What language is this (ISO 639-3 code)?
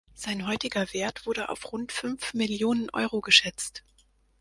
deu